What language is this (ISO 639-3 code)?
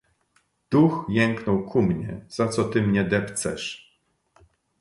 pol